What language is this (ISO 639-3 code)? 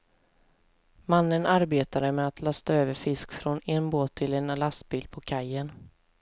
swe